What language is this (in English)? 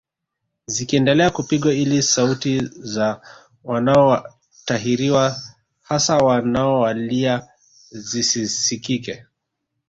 Swahili